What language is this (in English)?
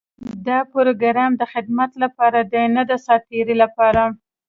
Pashto